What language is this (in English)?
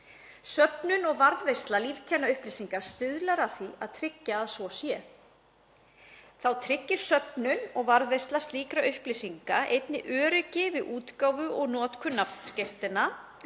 Icelandic